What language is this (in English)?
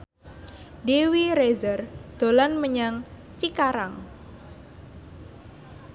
Javanese